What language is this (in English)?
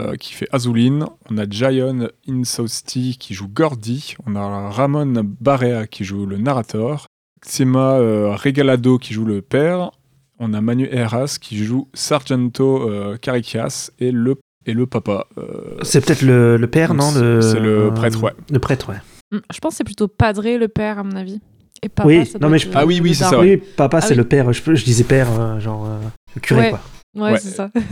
French